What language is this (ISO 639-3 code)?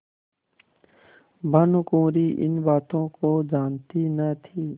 hin